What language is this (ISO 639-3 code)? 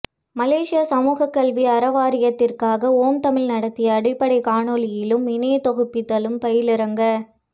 tam